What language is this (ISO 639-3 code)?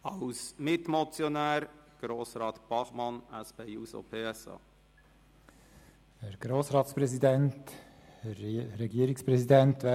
gsw